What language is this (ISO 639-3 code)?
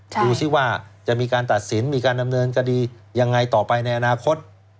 tha